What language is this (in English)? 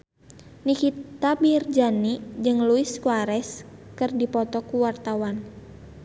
Sundanese